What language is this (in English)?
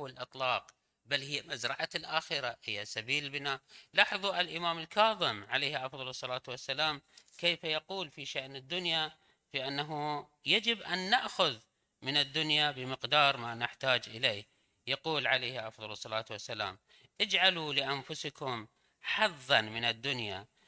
Arabic